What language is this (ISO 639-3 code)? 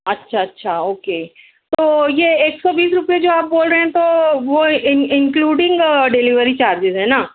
urd